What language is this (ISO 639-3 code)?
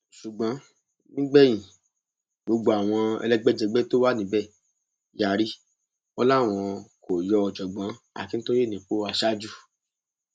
yor